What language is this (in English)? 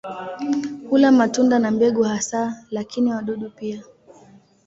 Swahili